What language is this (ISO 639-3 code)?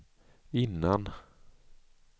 swe